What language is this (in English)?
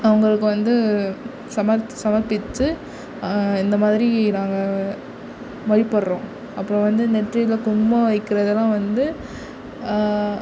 Tamil